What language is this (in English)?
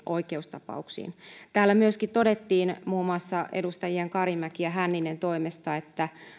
Finnish